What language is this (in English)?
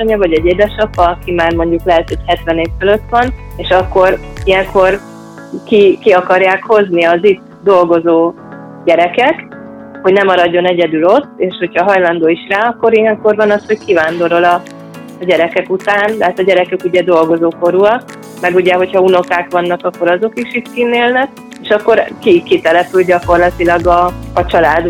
Hungarian